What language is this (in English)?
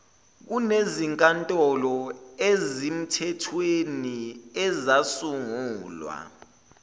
Zulu